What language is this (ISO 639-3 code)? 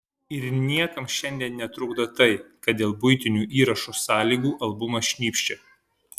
lit